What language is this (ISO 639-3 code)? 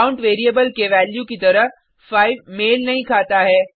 hin